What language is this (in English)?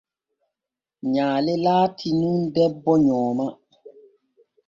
Borgu Fulfulde